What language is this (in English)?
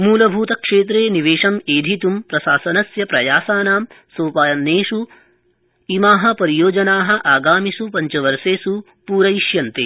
Sanskrit